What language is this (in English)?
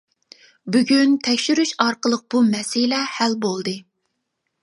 Uyghur